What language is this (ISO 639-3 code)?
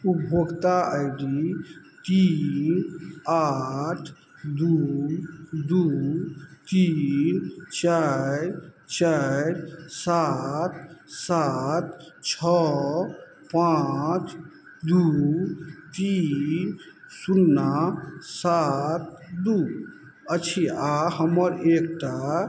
mai